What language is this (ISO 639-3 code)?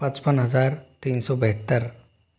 hin